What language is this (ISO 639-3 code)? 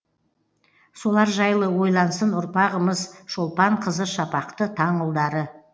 kaz